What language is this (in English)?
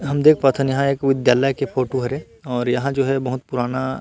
Chhattisgarhi